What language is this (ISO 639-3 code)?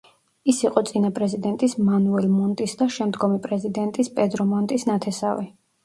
kat